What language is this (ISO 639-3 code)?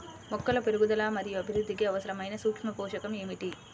tel